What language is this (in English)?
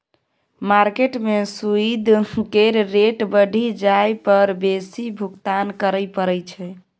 Maithili